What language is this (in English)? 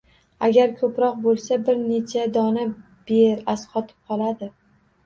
Uzbek